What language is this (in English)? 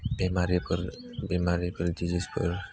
Bodo